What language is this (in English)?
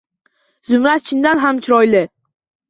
Uzbek